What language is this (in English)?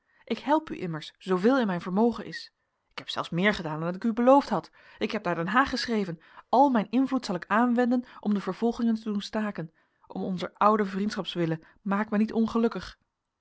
Dutch